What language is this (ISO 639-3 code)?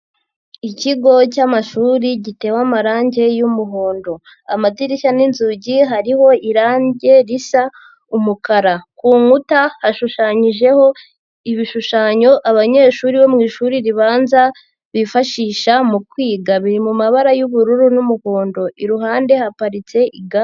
kin